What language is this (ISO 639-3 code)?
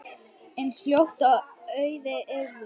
isl